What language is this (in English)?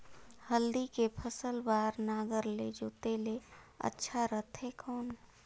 Chhattisgarhi